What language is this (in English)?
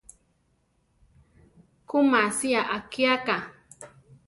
Central Tarahumara